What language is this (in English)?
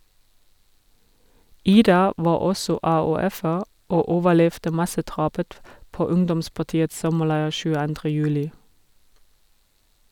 Norwegian